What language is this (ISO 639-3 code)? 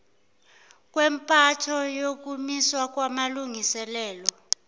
zul